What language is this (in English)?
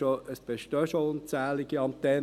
Swiss German